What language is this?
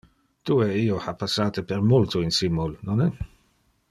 Interlingua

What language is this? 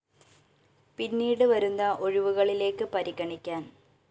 Malayalam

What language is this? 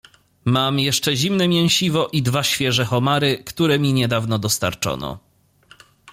Polish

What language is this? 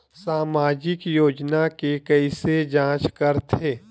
Chhattisgarhi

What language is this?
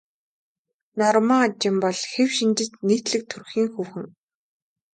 Mongolian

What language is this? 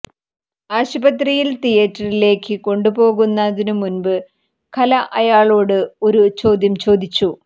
Malayalam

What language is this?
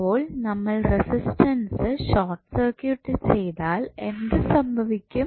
Malayalam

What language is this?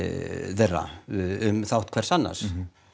Icelandic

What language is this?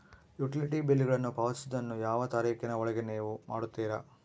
Kannada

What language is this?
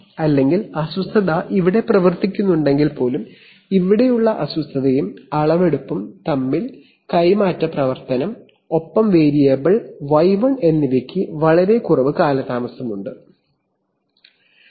Malayalam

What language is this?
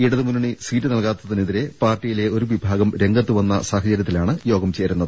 Malayalam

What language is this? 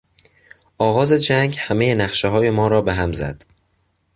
Persian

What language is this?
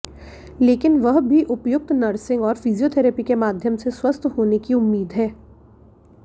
Hindi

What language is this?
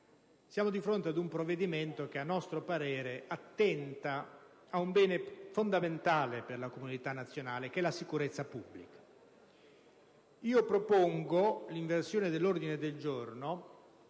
Italian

